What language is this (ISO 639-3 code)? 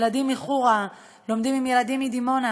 heb